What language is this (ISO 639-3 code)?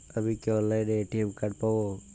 ben